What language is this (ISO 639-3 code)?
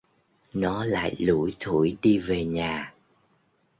vie